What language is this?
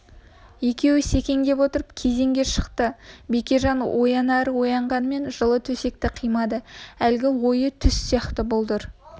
Kazakh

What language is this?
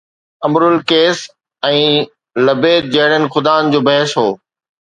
Sindhi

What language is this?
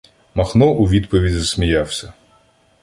Ukrainian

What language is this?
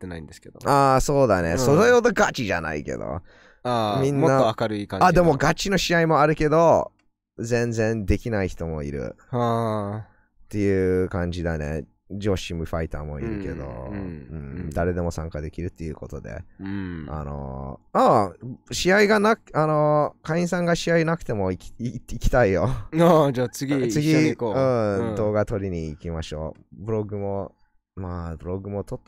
Japanese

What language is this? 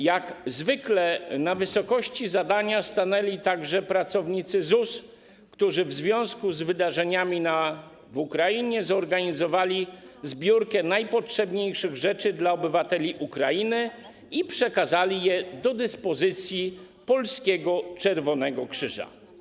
Polish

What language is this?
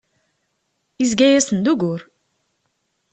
Kabyle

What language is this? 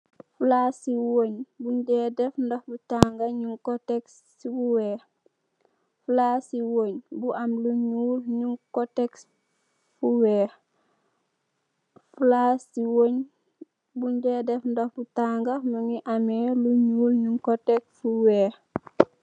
Wolof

